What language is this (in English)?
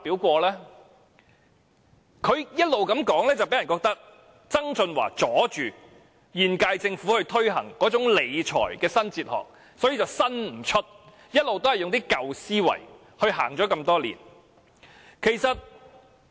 Cantonese